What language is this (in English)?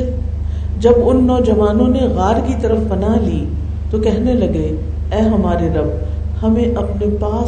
Urdu